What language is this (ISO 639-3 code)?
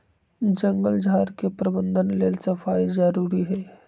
mag